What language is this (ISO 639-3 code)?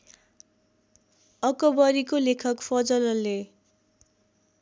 nep